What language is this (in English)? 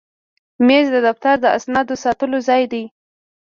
Pashto